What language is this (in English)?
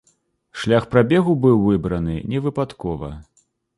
Belarusian